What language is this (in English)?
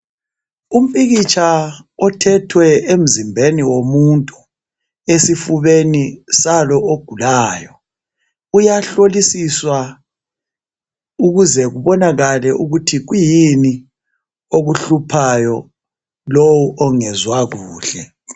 North Ndebele